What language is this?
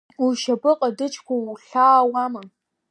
Abkhazian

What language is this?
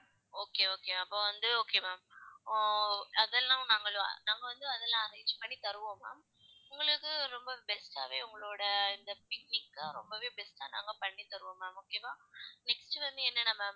Tamil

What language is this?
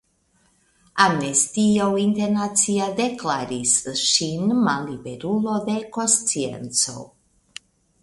Esperanto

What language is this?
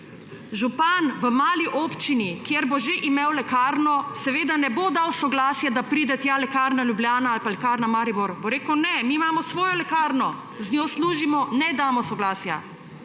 Slovenian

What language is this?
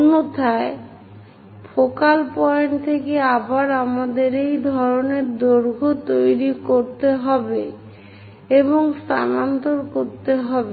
Bangla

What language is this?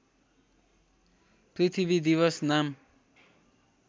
Nepali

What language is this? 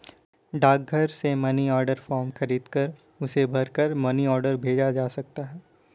Hindi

